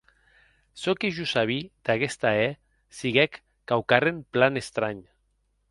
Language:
Occitan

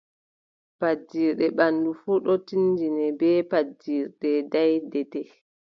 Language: Adamawa Fulfulde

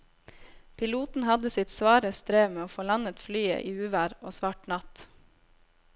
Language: Norwegian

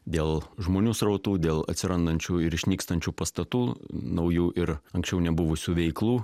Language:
Lithuanian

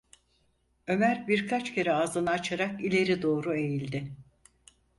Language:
Turkish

